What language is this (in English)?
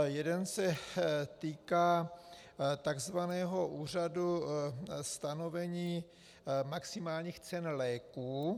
Czech